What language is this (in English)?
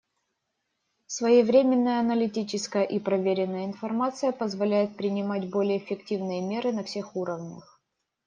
Russian